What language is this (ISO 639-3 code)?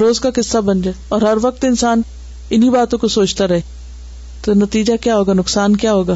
urd